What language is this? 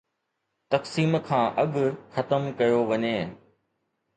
Sindhi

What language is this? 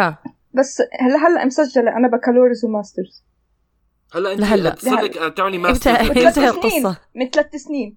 Arabic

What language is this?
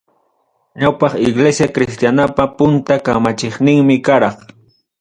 Ayacucho Quechua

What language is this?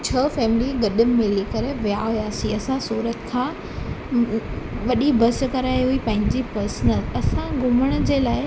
Sindhi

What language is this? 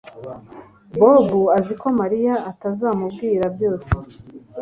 Kinyarwanda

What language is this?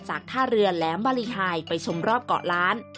Thai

